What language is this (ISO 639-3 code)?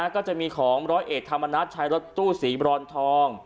tha